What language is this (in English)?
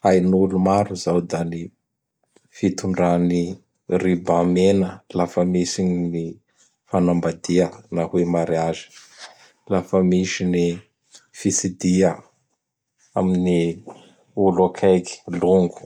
Bara Malagasy